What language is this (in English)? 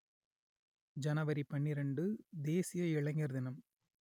Tamil